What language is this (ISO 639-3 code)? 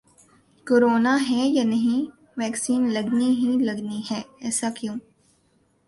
urd